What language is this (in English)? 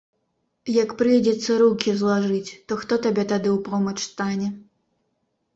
Belarusian